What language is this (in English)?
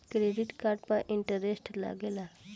Bhojpuri